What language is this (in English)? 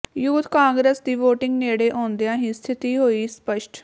Punjabi